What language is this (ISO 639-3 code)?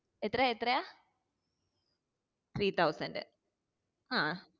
mal